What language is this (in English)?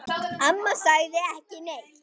Icelandic